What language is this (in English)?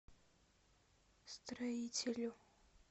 Russian